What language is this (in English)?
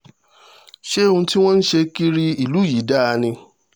Yoruba